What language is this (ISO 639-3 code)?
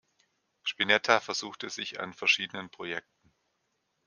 deu